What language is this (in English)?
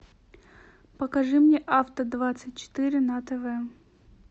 Russian